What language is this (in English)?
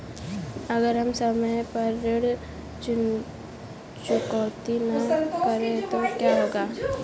Hindi